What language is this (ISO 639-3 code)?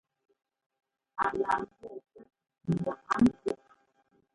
jgo